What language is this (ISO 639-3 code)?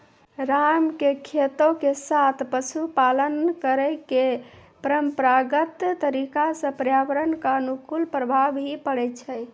mai